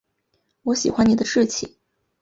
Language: Chinese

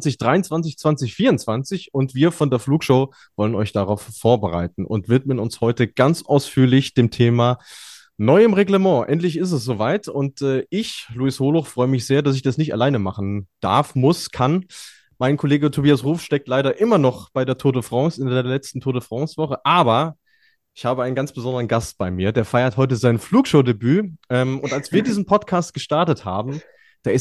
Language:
German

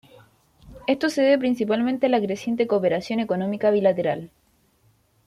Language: Spanish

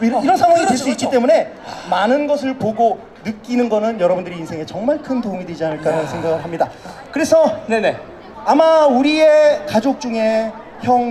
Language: Korean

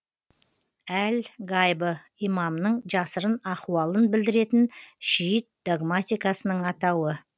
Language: Kazakh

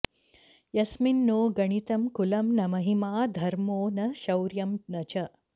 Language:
Sanskrit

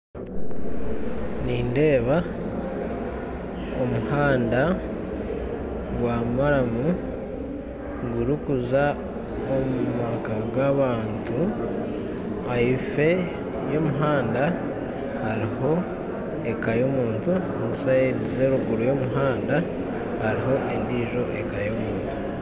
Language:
Nyankole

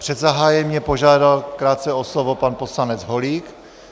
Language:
Czech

